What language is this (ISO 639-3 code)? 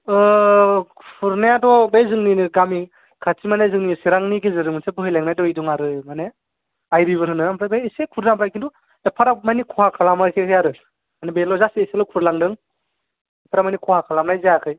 brx